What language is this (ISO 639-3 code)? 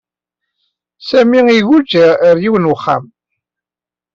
kab